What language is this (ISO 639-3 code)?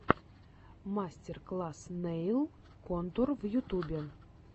rus